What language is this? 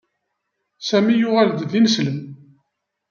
Kabyle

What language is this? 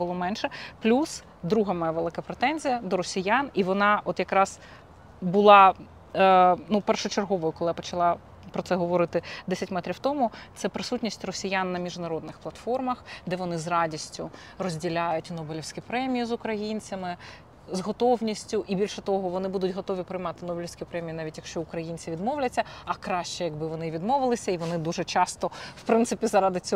Ukrainian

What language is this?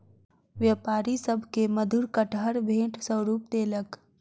Maithili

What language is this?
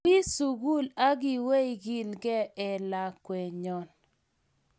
Kalenjin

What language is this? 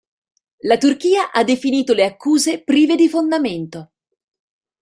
Italian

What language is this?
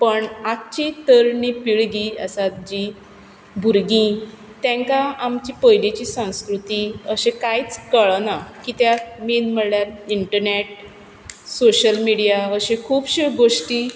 Konkani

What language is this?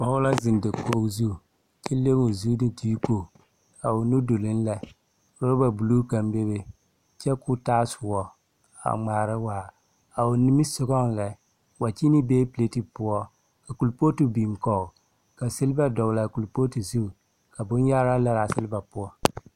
Southern Dagaare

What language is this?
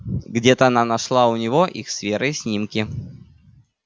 Russian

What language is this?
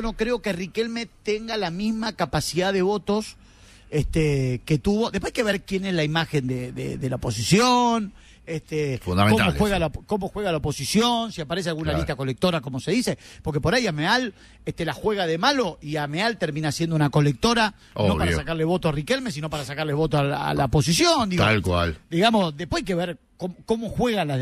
Spanish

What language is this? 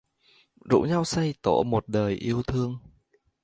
Vietnamese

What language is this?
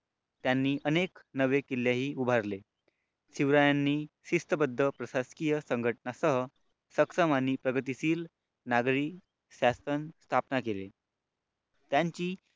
Marathi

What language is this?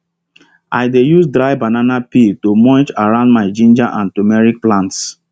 Nigerian Pidgin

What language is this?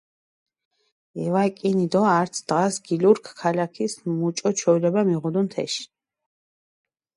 Mingrelian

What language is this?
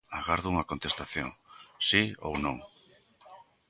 Galician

